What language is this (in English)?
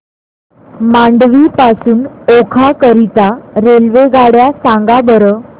Marathi